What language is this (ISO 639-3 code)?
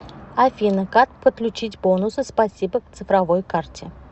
rus